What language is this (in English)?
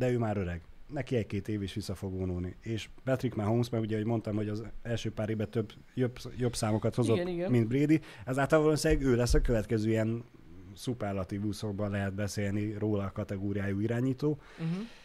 Hungarian